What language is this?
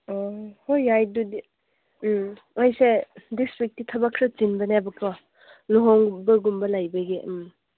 Manipuri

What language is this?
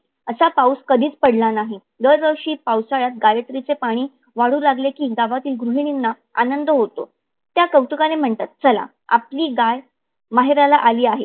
Marathi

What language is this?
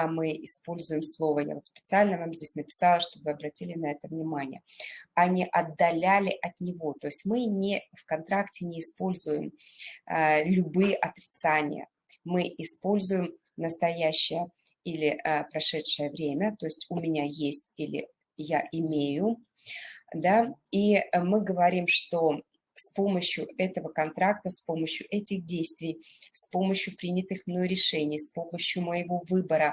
Russian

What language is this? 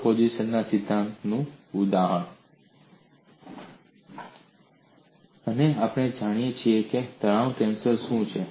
Gujarati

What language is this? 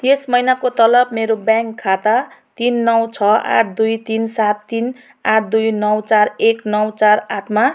Nepali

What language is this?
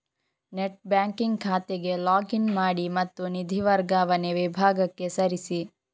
Kannada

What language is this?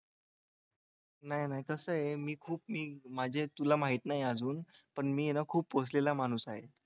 Marathi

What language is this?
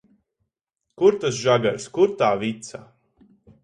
Latvian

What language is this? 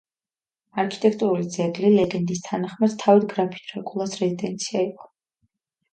Georgian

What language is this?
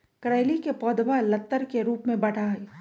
Magahi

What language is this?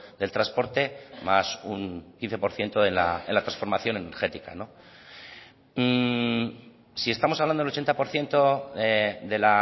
Spanish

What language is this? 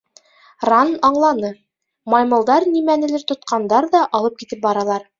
Bashkir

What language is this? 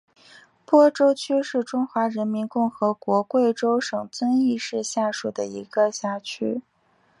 Chinese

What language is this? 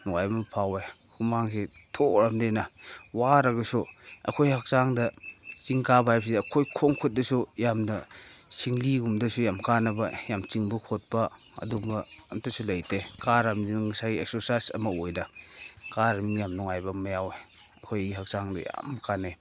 Manipuri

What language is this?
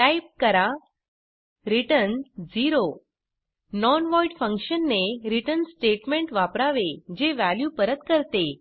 Marathi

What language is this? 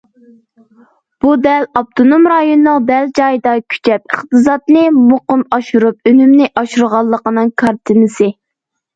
Uyghur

